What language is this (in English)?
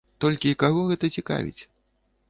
Belarusian